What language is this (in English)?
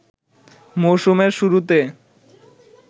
Bangla